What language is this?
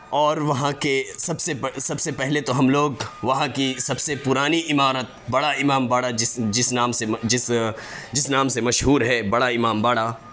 Urdu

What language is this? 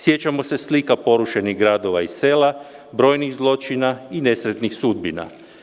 Serbian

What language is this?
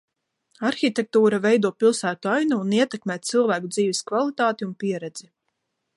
Latvian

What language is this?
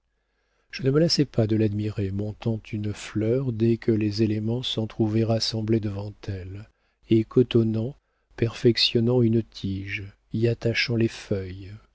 French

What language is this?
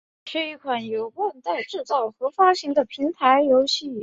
Chinese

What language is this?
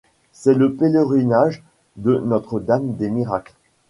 French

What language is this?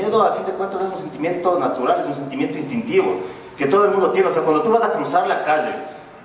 Spanish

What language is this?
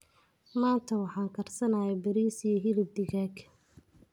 Somali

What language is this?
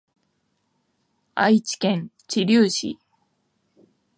Japanese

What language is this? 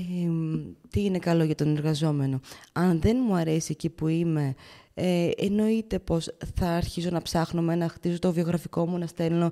Greek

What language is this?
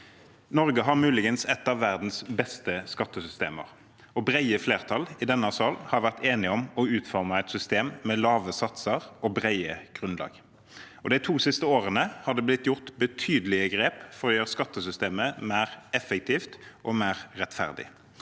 Norwegian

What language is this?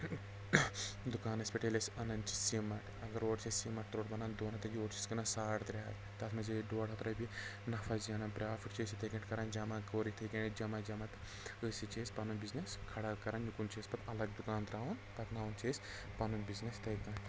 Kashmiri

